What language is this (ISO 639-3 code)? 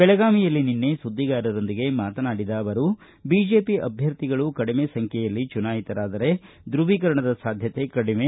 kan